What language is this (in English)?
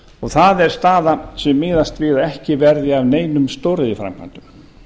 Icelandic